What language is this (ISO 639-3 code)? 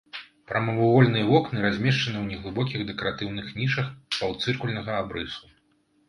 bel